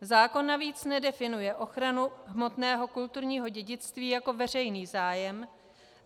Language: Czech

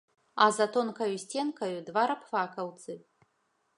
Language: Belarusian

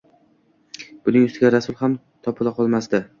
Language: Uzbek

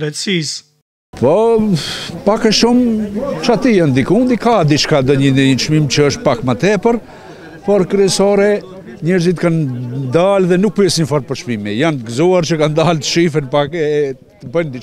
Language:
Romanian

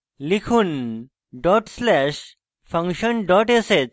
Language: Bangla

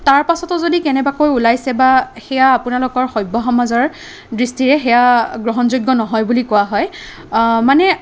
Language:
Assamese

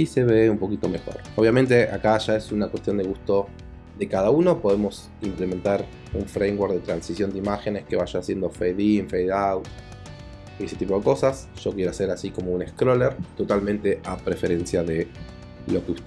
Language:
Spanish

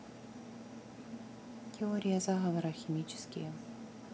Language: Russian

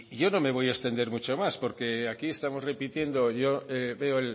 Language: Spanish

